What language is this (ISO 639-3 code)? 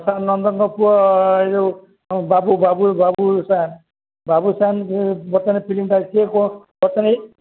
ori